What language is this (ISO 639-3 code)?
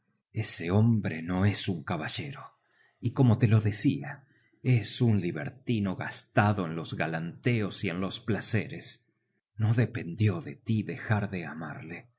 spa